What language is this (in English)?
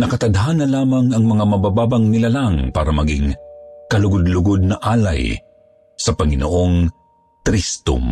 Filipino